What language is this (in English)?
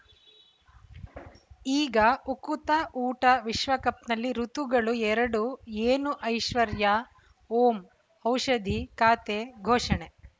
Kannada